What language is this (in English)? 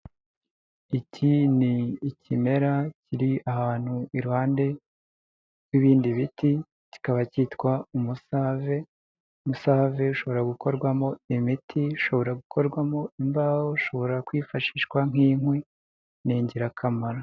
Kinyarwanda